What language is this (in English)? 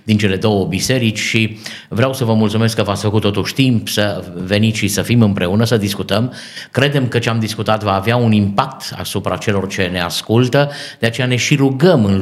Romanian